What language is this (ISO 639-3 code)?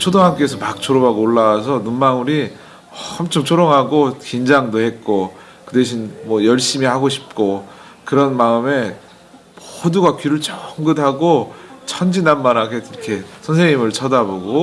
kor